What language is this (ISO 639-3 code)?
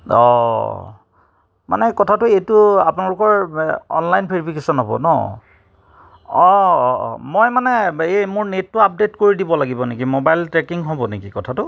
asm